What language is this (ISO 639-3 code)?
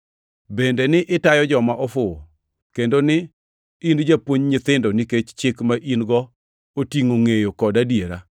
luo